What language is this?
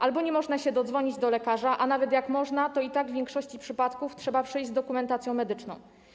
Polish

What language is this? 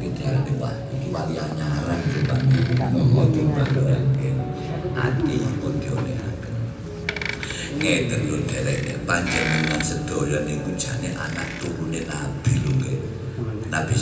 Indonesian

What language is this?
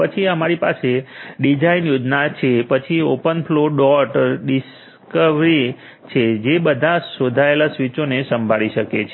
Gujarati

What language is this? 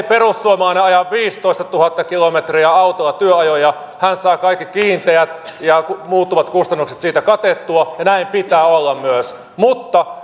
Finnish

